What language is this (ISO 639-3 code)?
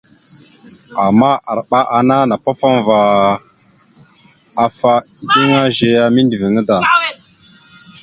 mxu